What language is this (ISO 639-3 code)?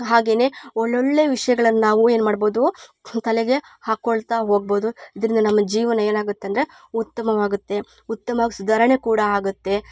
kan